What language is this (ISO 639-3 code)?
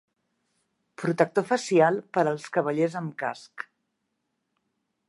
cat